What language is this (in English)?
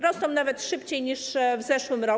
Polish